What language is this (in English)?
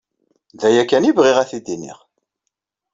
Kabyle